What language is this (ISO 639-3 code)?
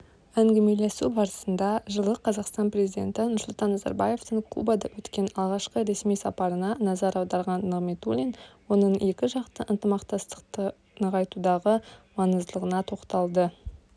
kaz